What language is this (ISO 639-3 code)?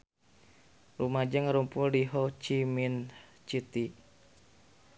sun